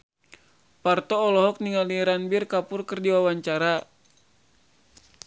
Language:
Sundanese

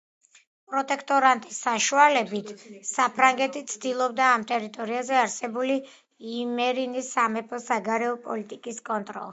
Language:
Georgian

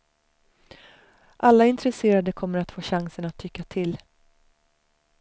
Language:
Swedish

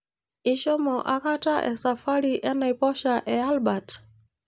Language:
Masai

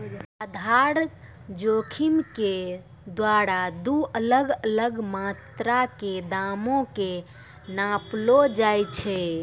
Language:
Maithili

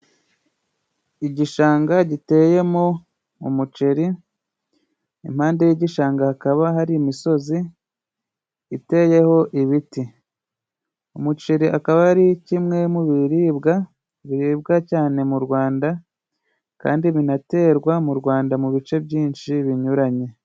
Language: Kinyarwanda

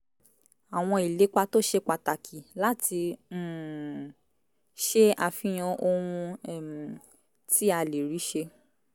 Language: Yoruba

